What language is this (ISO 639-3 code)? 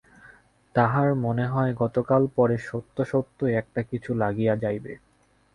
ben